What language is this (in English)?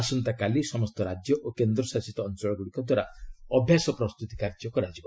Odia